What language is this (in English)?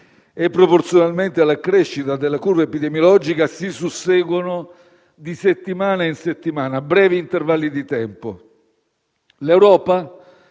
Italian